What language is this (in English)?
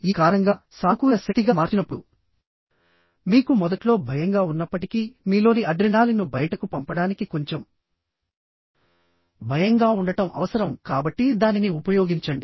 Telugu